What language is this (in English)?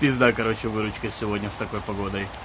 Russian